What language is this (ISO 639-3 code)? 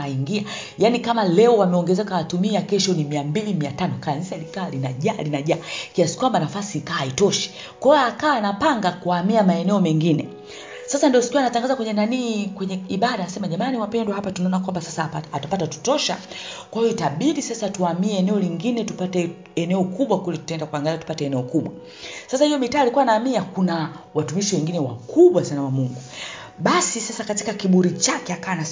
swa